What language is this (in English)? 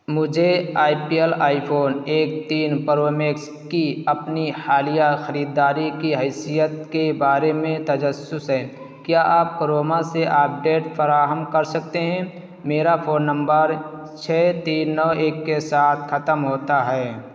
Urdu